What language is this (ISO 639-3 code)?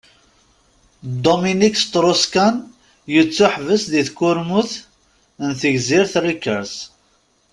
kab